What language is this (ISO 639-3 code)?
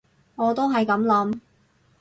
yue